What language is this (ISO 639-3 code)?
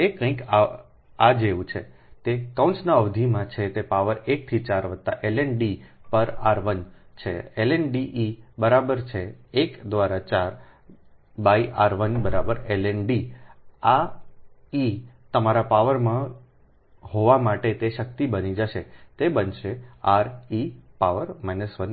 guj